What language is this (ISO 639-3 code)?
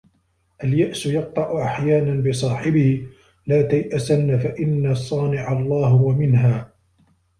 ara